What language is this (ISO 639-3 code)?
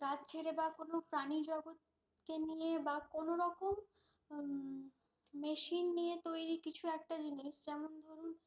ben